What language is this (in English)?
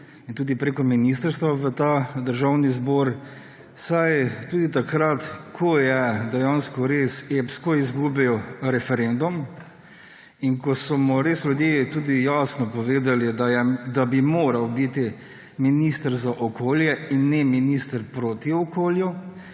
Slovenian